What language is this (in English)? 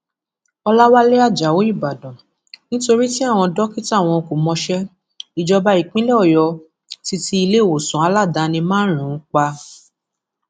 Yoruba